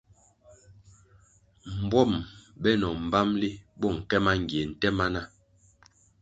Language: Kwasio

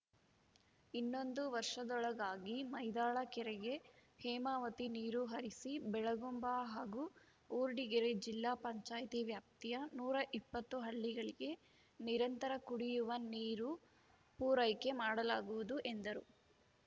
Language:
Kannada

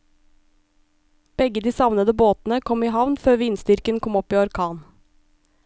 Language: Norwegian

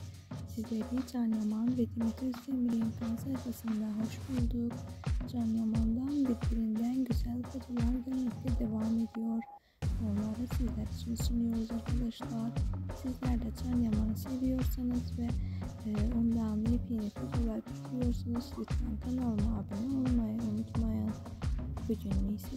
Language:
Turkish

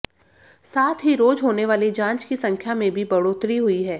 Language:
Hindi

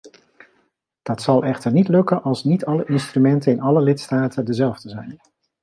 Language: Dutch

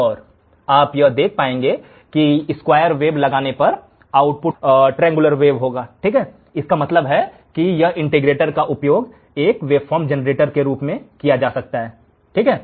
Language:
Hindi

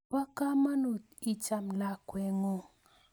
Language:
Kalenjin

